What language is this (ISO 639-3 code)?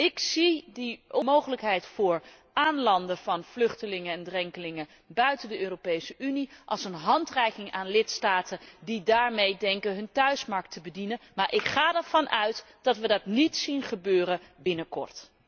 nld